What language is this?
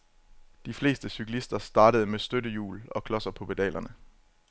Danish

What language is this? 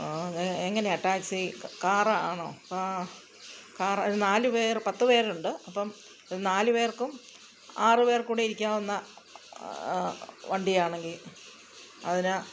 Malayalam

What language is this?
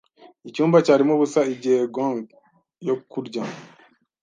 Kinyarwanda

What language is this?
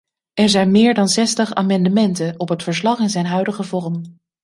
Dutch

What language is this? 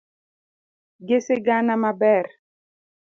Luo (Kenya and Tanzania)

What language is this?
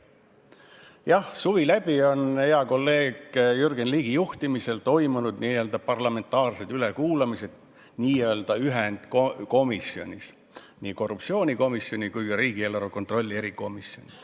Estonian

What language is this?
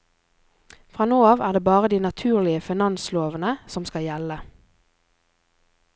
Norwegian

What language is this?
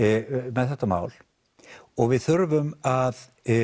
Icelandic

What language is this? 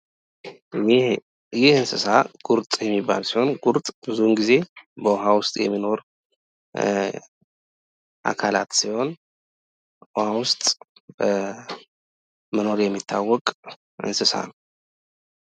Amharic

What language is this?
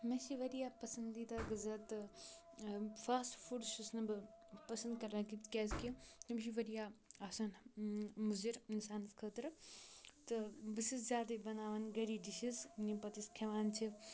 Kashmiri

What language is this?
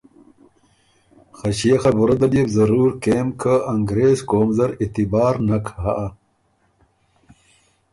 Ormuri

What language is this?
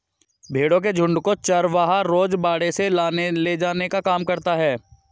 Hindi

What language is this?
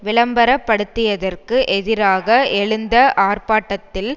Tamil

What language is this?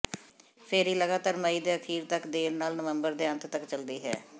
Punjabi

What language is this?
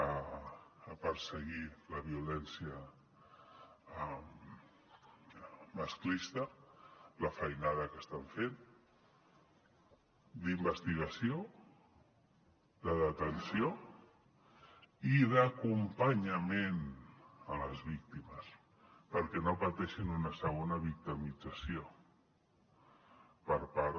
Catalan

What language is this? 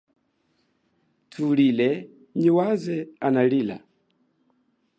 Chokwe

